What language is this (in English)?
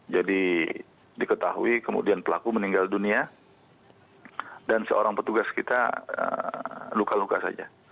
Indonesian